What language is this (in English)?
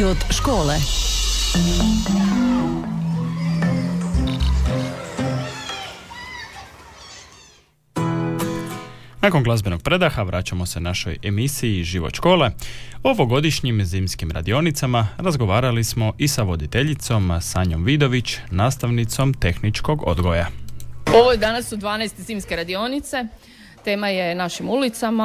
Croatian